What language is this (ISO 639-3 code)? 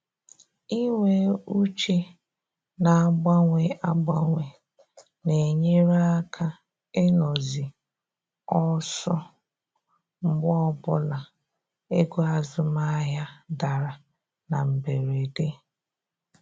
ibo